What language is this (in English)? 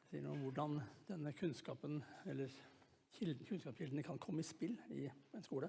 Norwegian